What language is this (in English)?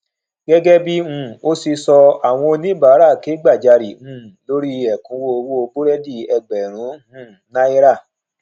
Yoruba